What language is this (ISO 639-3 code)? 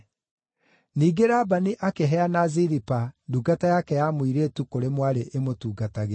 kik